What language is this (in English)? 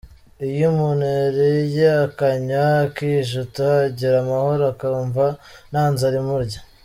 Kinyarwanda